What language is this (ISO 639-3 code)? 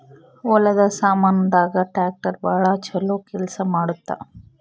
kan